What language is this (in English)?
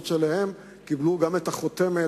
Hebrew